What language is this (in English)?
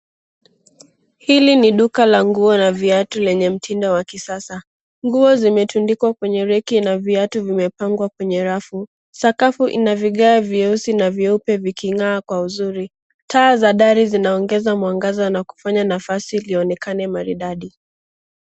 Swahili